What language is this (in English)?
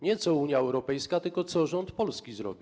Polish